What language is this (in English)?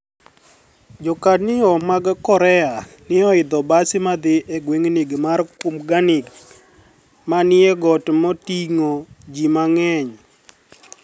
Luo (Kenya and Tanzania)